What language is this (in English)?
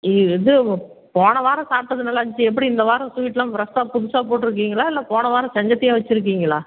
Tamil